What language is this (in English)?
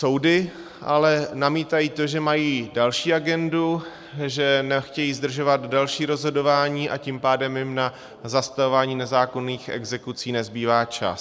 Czech